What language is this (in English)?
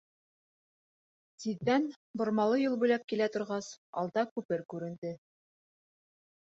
Bashkir